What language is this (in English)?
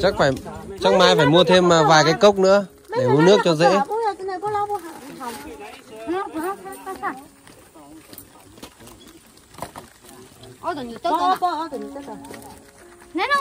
Vietnamese